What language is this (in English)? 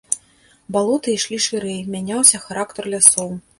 Belarusian